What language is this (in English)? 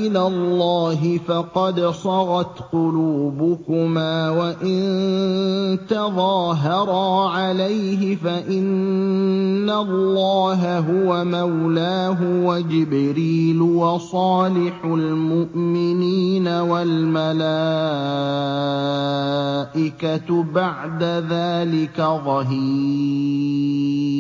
Arabic